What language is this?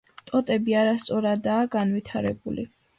Georgian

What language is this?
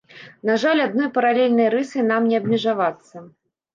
Belarusian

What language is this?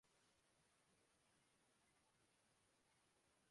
Urdu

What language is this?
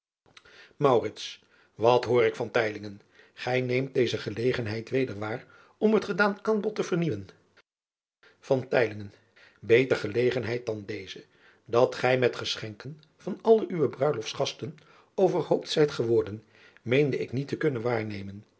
Dutch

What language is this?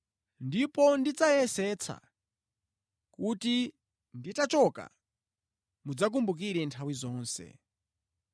Nyanja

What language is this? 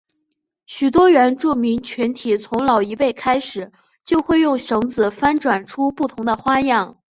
Chinese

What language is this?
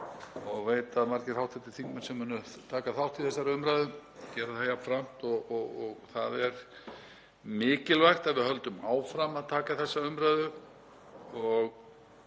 Icelandic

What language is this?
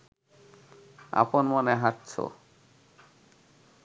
Bangla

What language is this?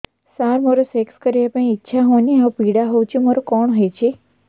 Odia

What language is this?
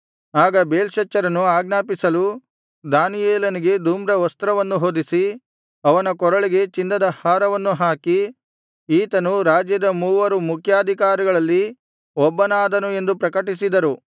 Kannada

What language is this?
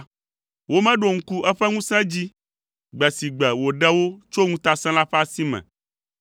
Ewe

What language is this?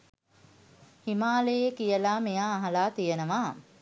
Sinhala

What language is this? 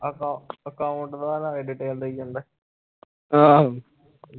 Punjabi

